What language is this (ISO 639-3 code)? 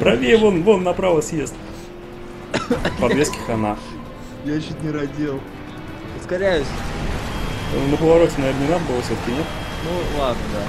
rus